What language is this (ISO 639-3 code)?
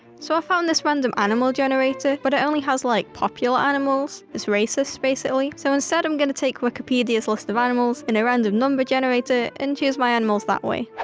eng